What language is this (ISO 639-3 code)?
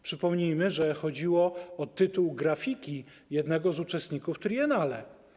pol